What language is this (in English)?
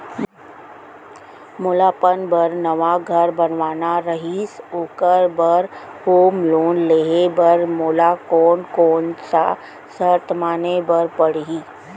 Chhattisgarhi